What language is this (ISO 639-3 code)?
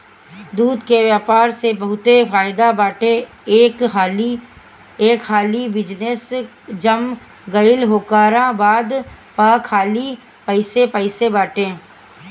bho